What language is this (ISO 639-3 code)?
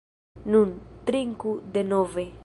epo